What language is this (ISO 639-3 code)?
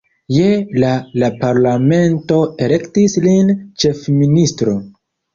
epo